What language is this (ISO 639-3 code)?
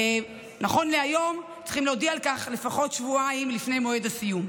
heb